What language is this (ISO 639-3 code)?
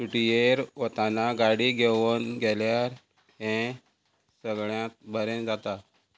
kok